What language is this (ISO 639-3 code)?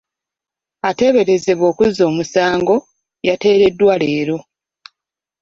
lug